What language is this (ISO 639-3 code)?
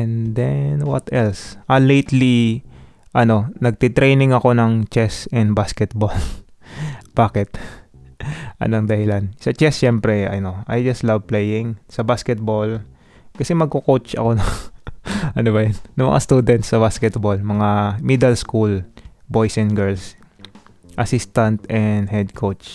fil